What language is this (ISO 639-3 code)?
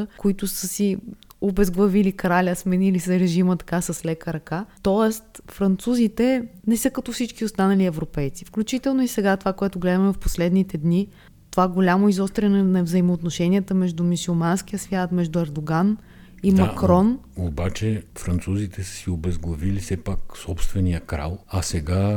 bul